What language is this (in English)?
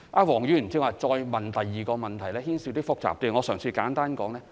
Cantonese